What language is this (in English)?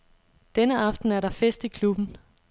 Danish